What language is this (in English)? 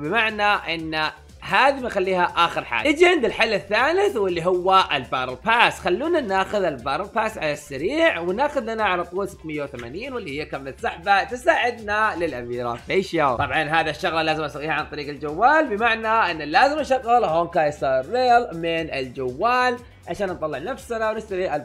Arabic